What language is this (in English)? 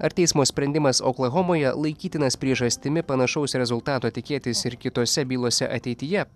Lithuanian